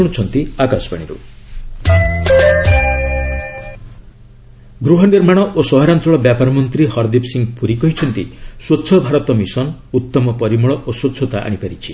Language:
Odia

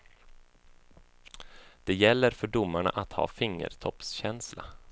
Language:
Swedish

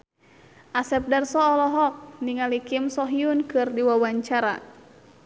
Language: Sundanese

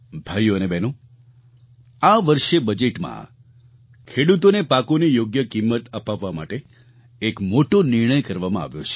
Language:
Gujarati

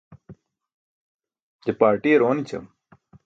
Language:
Burushaski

